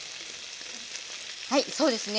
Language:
Japanese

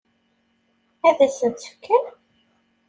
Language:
Kabyle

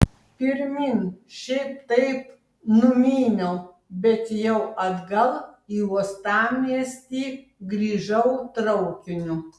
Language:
Lithuanian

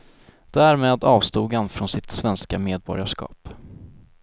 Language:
Swedish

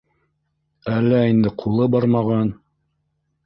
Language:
Bashkir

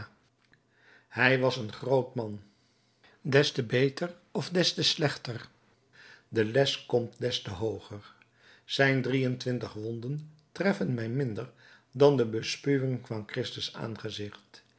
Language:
Dutch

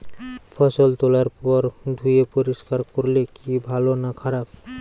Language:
Bangla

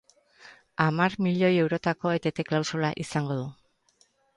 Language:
Basque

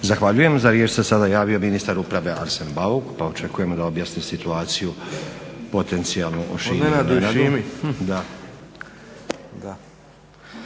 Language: Croatian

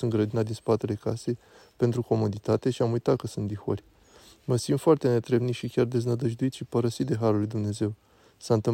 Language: Romanian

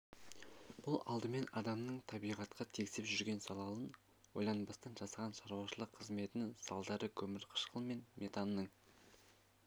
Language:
Kazakh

